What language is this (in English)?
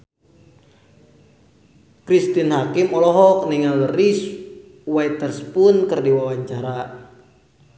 Sundanese